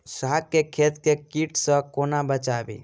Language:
Maithili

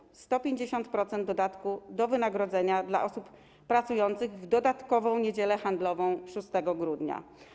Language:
Polish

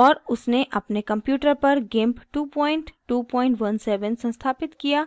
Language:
Hindi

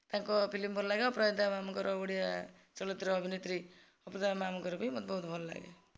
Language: Odia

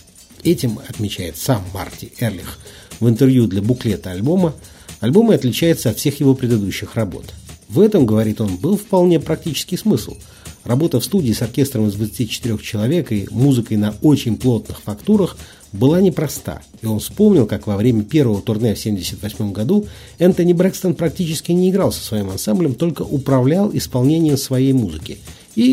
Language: Russian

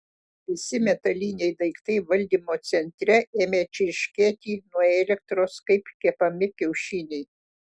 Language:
Lithuanian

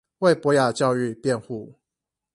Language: Chinese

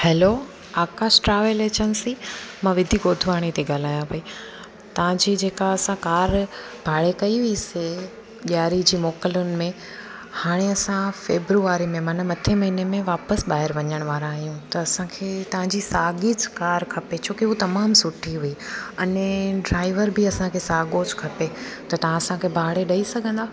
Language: Sindhi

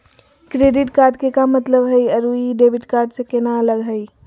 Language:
Magahi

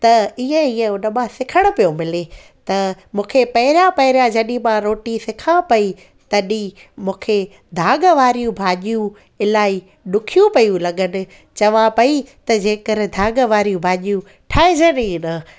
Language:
Sindhi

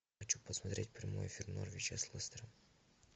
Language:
Russian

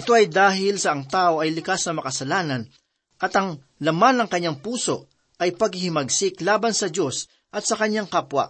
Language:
Filipino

